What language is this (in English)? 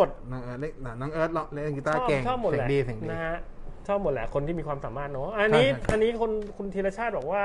Thai